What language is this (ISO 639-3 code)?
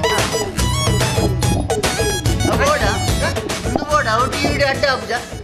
kan